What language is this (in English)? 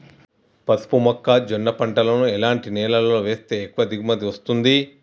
Telugu